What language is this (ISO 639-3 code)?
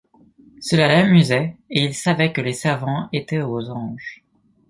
fra